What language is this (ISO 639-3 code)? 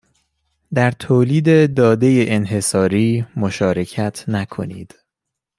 fas